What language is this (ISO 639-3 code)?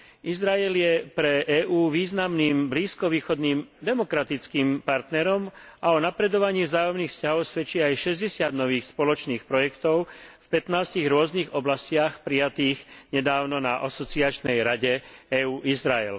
slk